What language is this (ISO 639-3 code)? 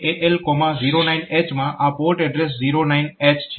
guj